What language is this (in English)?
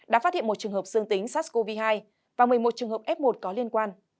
Vietnamese